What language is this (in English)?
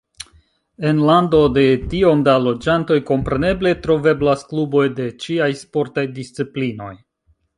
Esperanto